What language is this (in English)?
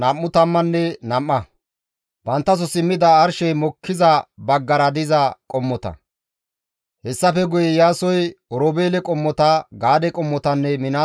Gamo